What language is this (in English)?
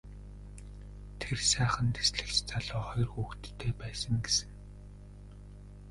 Mongolian